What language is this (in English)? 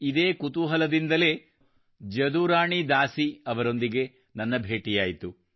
Kannada